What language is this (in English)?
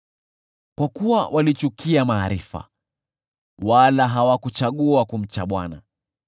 Swahili